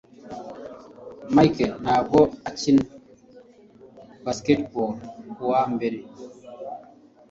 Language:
Kinyarwanda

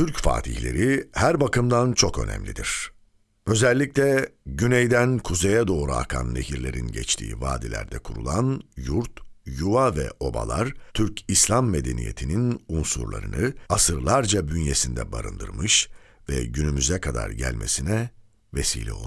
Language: Turkish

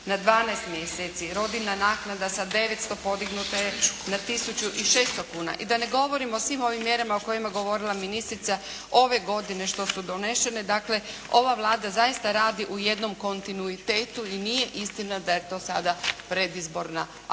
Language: Croatian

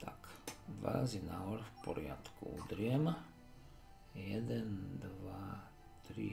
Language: Slovak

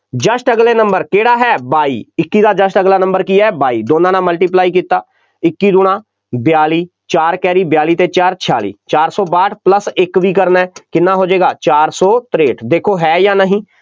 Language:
Punjabi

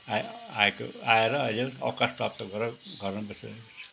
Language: Nepali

